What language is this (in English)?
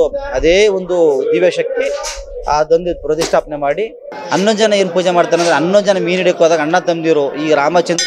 Thai